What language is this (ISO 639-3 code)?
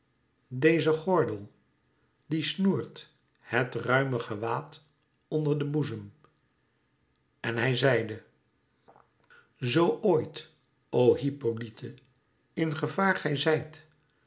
nld